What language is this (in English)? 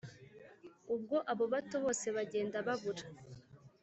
Kinyarwanda